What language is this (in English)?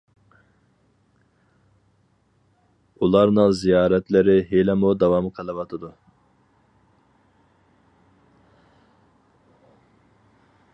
Uyghur